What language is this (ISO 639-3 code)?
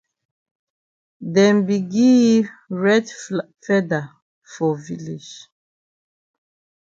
wes